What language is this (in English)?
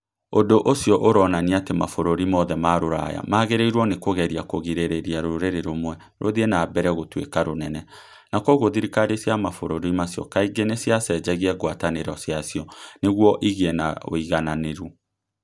Kikuyu